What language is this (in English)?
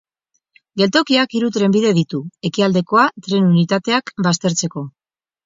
Basque